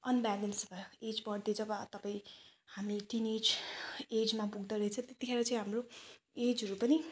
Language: Nepali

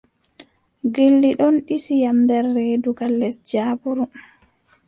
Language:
Adamawa Fulfulde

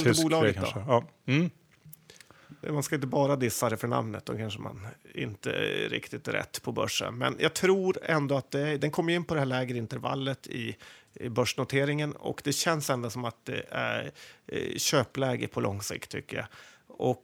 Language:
Swedish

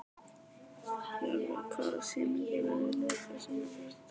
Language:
Icelandic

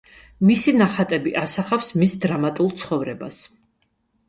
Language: Georgian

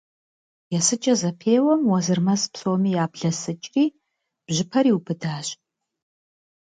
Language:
Kabardian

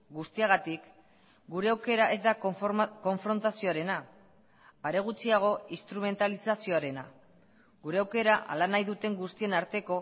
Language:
Basque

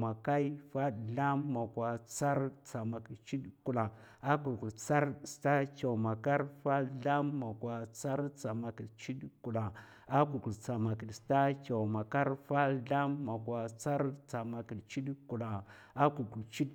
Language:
Mafa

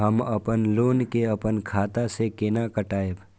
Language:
Maithili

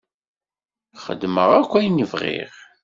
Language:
Kabyle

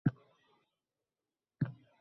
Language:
Uzbek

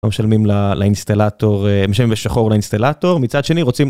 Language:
Hebrew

